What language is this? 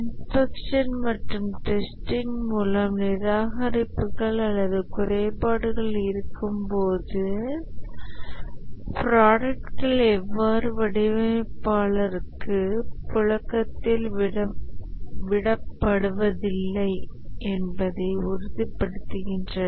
Tamil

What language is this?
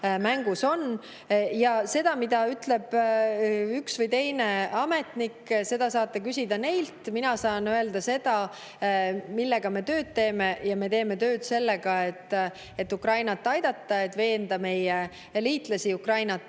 Estonian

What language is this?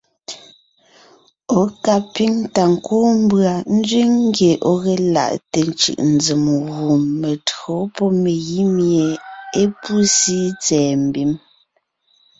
Ngiemboon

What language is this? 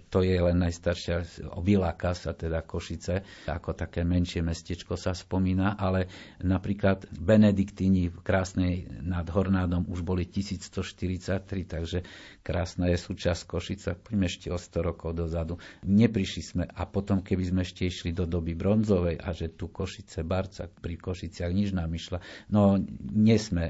Slovak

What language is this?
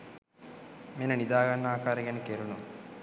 Sinhala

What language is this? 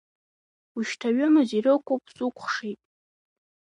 Abkhazian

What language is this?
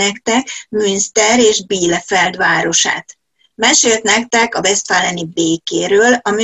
Hungarian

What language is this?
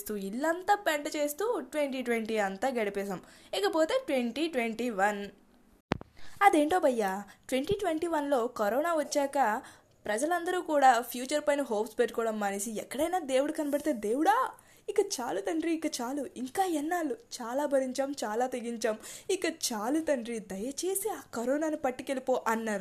Telugu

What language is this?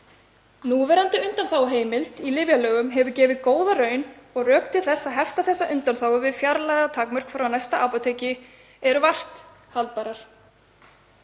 Icelandic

